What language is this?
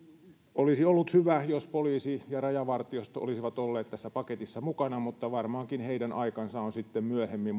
Finnish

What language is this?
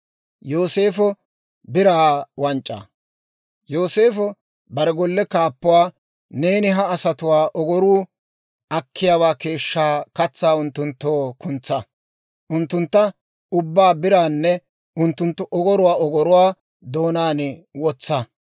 Dawro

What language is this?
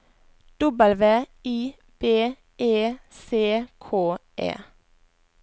Norwegian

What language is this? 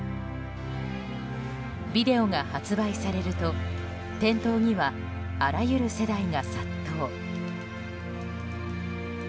Japanese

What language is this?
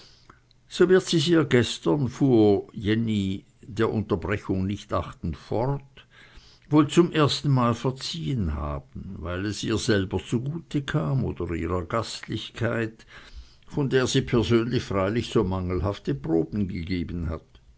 German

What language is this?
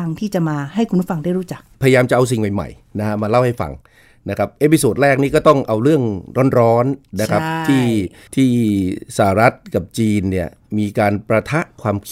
Thai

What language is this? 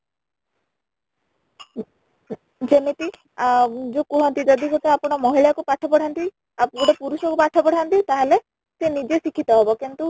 Odia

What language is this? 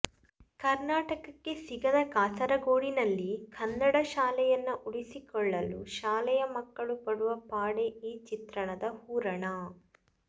Kannada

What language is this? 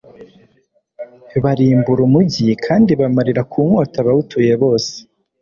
Kinyarwanda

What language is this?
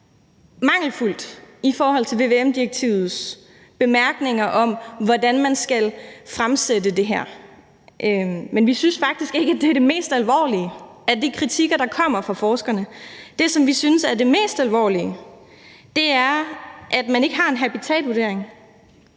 Danish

